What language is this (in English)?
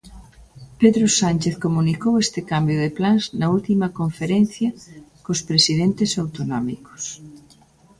Galician